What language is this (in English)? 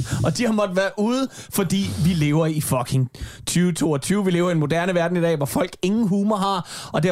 Danish